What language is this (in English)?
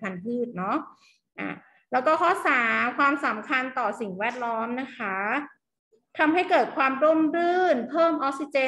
Thai